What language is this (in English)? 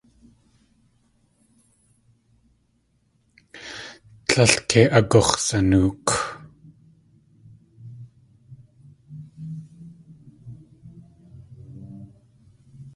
Tlingit